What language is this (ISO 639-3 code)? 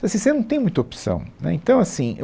por